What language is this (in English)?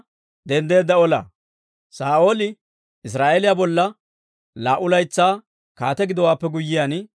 Dawro